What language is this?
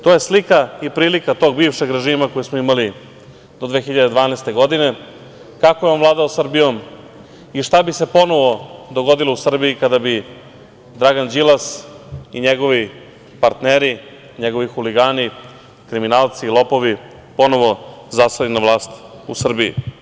Serbian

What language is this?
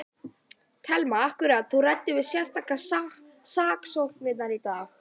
Icelandic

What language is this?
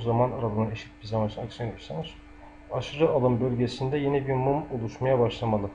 Turkish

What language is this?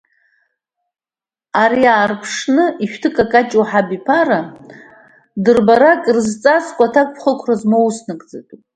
Abkhazian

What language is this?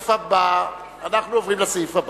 Hebrew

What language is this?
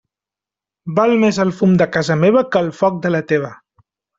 Catalan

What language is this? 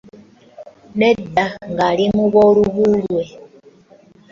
Ganda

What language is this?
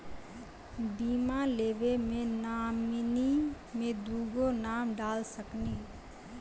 Maithili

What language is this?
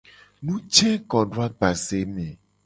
Gen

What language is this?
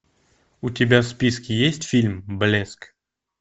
Russian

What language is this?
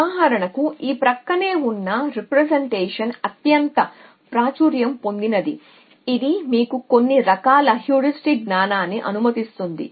Telugu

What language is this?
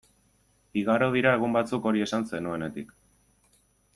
Basque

